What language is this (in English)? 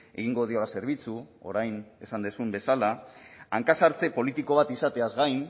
Basque